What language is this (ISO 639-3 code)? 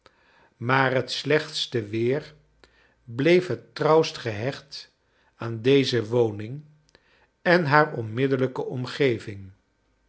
nld